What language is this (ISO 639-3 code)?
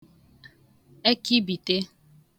ibo